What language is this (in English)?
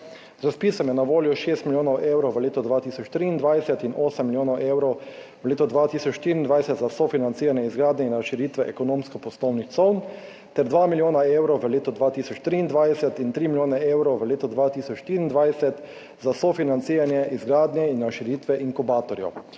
Slovenian